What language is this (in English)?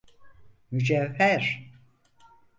Turkish